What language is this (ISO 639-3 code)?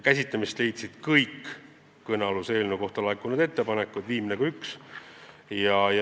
est